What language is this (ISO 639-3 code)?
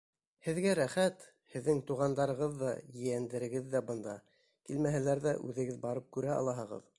bak